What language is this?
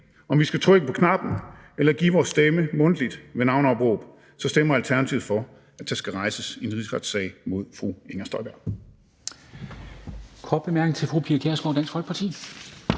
Danish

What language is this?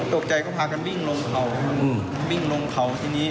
Thai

